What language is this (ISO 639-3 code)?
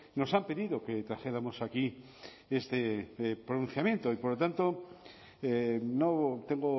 spa